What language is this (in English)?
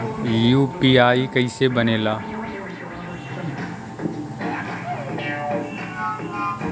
Bhojpuri